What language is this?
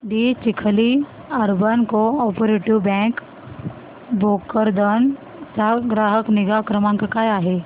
Marathi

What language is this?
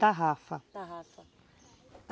Portuguese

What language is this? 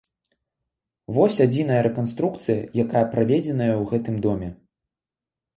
Belarusian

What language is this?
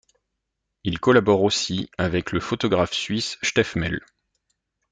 French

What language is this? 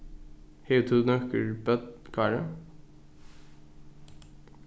Faroese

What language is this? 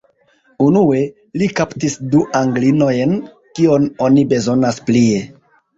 Esperanto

